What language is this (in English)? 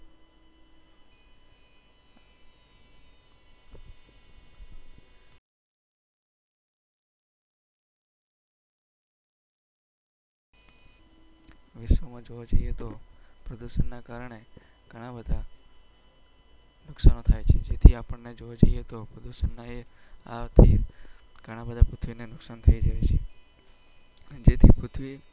Gujarati